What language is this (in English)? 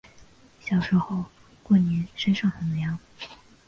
Chinese